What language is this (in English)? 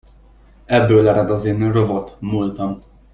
Hungarian